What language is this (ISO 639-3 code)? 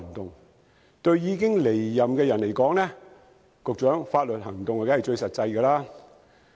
yue